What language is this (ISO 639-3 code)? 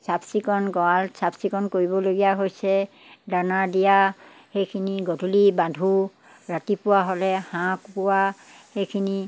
asm